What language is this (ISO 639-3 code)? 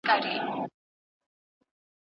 pus